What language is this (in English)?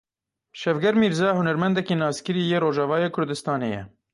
Kurdish